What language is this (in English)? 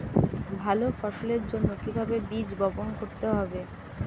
Bangla